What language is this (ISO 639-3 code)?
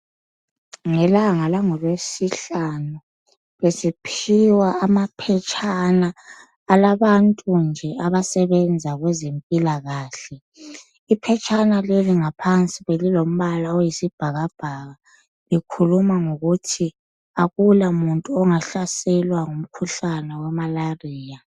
nde